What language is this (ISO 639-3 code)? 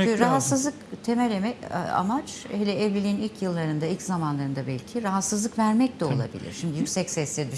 tur